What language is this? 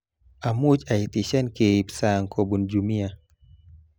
Kalenjin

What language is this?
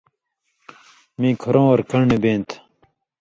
Indus Kohistani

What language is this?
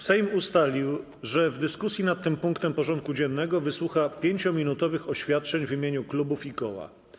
Polish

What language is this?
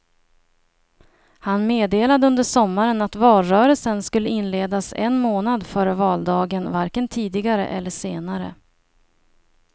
Swedish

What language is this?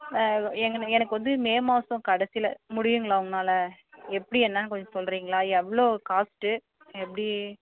Tamil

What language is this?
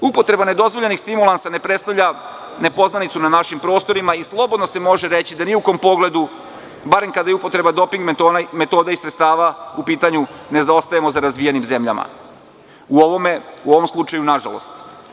Serbian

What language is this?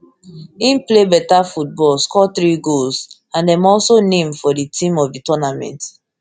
Nigerian Pidgin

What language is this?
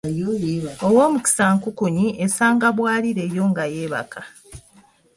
Ganda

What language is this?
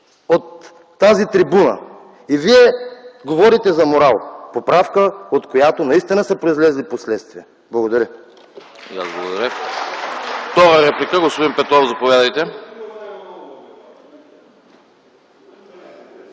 Bulgarian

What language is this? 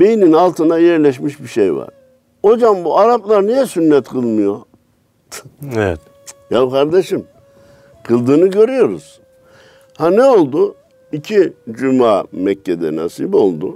Turkish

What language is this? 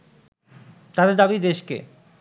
Bangla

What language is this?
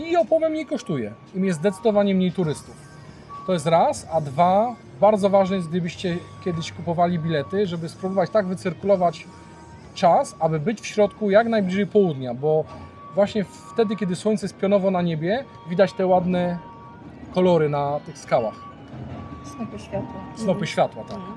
Polish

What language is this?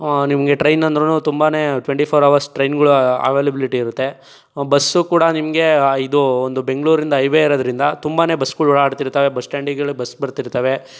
Kannada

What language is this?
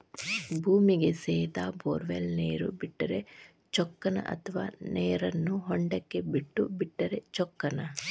Kannada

